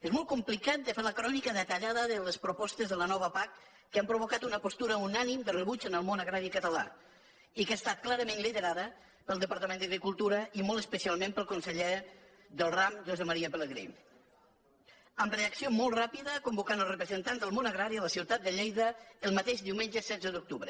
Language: Catalan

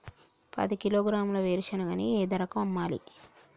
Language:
Telugu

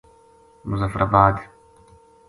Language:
Gujari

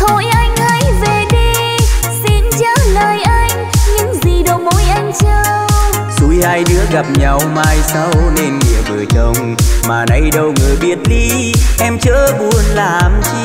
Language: Vietnamese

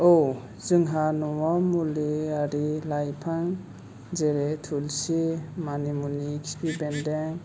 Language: Bodo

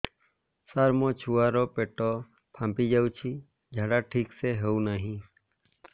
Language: Odia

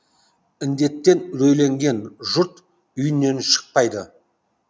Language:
Kazakh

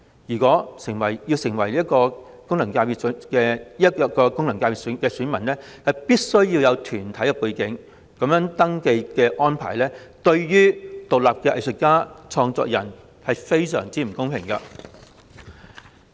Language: Cantonese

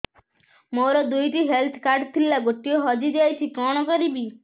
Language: Odia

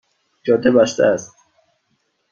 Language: Persian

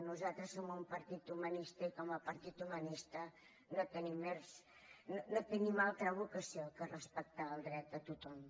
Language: Catalan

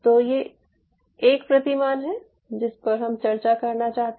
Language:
Hindi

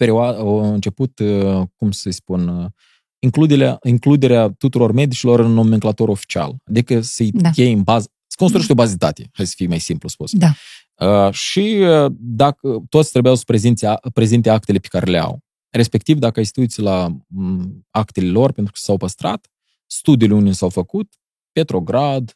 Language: Romanian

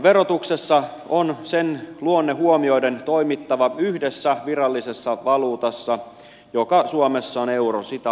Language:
Finnish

